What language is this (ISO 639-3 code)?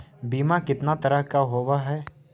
mag